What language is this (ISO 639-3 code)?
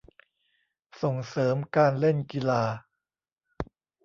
tha